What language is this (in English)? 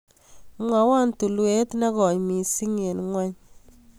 Kalenjin